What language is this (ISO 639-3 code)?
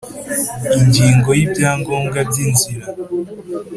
kin